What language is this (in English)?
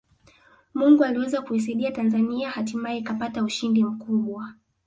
Swahili